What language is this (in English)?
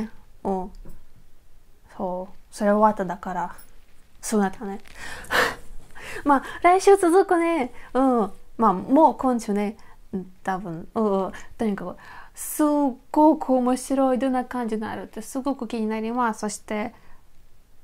Japanese